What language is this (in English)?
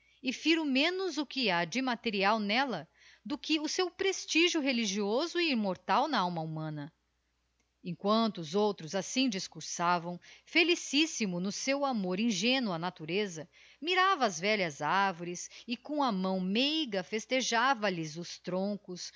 Portuguese